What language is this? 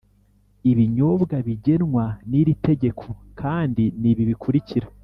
Kinyarwanda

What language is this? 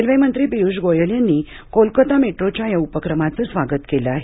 Marathi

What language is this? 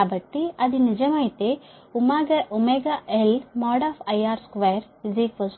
Telugu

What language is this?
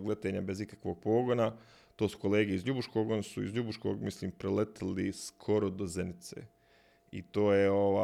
Croatian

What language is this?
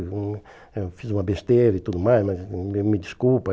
Portuguese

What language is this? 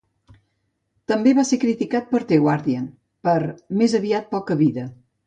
Catalan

